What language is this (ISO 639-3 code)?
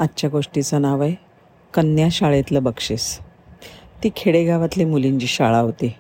mar